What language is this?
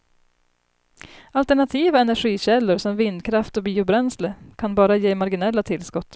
Swedish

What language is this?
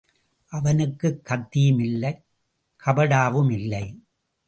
Tamil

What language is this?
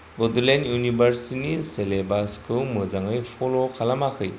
Bodo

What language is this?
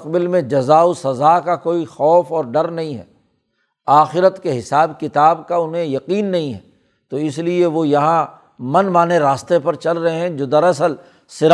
Urdu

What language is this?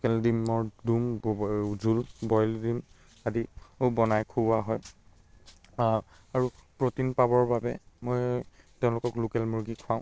Assamese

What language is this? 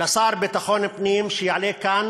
Hebrew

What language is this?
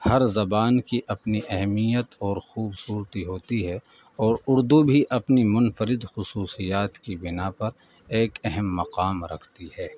Urdu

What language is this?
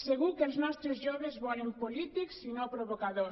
Catalan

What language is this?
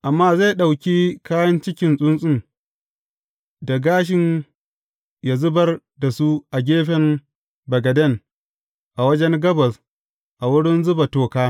Hausa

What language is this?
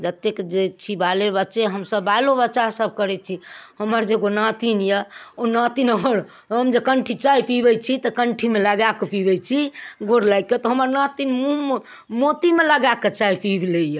Maithili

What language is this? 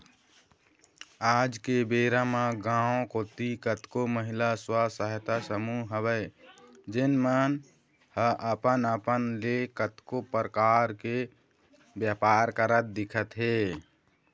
Chhattisgarhi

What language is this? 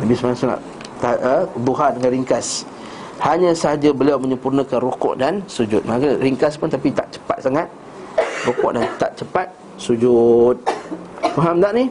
Malay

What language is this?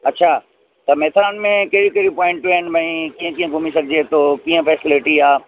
Sindhi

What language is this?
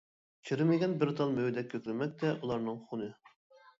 Uyghur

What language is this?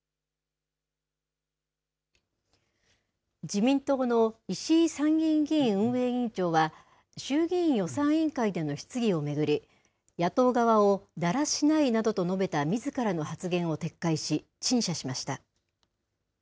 Japanese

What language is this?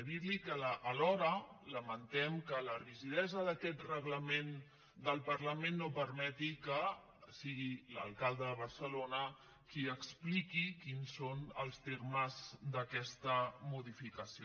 Catalan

